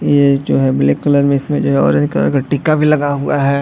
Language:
Hindi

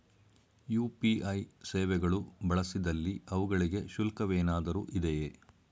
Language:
Kannada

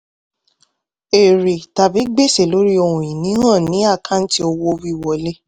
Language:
Yoruba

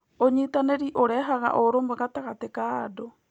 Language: Kikuyu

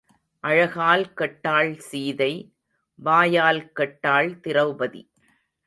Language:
Tamil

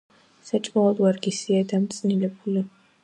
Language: Georgian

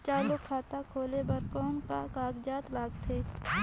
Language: Chhattisgarhi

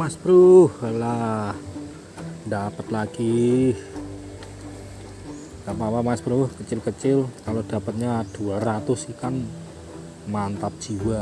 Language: Indonesian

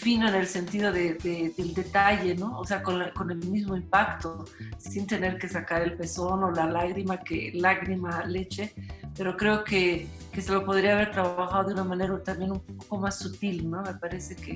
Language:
Spanish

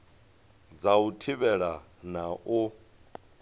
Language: Venda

